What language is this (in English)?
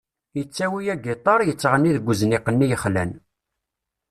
Kabyle